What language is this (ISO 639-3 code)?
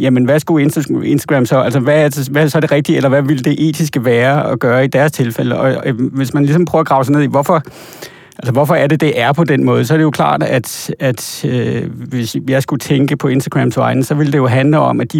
dan